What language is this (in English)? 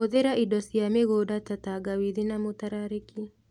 Kikuyu